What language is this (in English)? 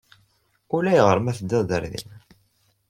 Kabyle